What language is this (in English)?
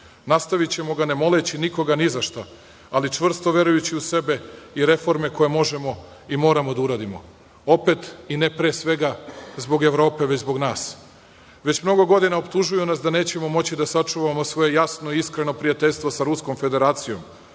Serbian